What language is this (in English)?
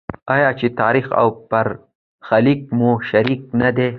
Pashto